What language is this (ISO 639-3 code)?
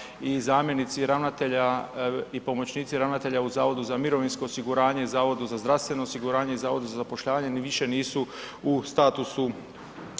hrv